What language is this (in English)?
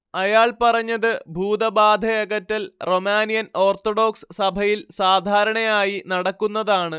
Malayalam